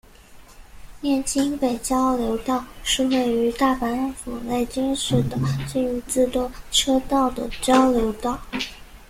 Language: Chinese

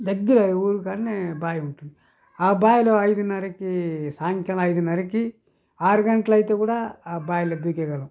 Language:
Telugu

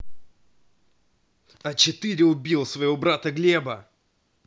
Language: Russian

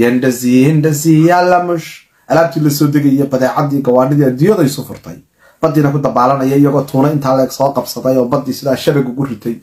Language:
Arabic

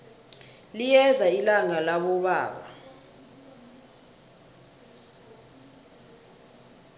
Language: South Ndebele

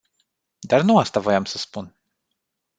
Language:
Romanian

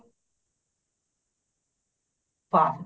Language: Punjabi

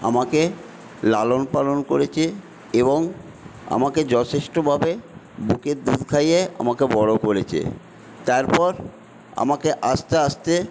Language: Bangla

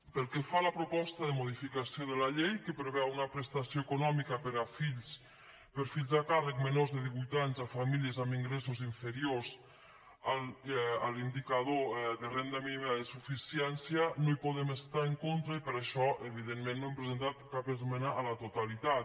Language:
Catalan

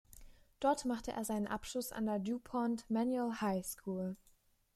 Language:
German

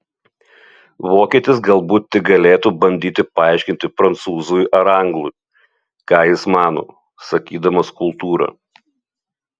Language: Lithuanian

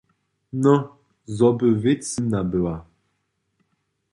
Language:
Upper Sorbian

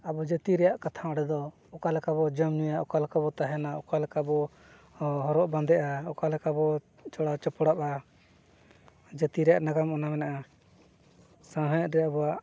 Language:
Santali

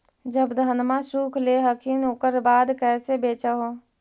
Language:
Magahi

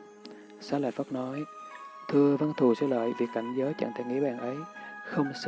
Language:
Vietnamese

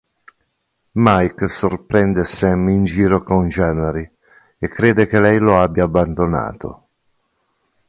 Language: Italian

